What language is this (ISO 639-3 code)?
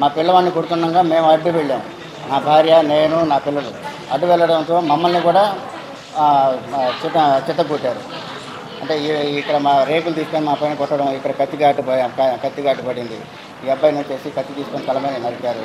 tel